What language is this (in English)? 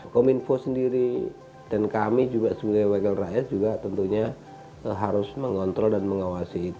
Indonesian